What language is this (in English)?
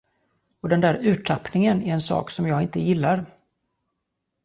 Swedish